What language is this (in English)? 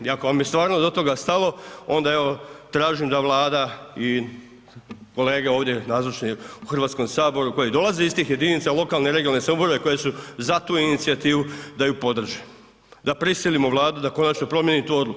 Croatian